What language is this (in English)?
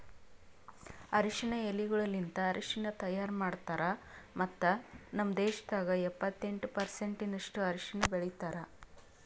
Kannada